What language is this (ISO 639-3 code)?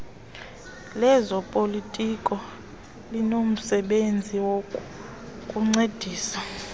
xho